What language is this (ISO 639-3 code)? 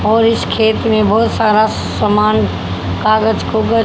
hin